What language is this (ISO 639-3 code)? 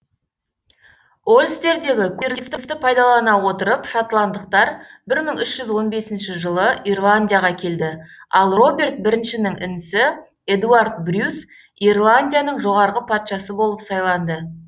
kaz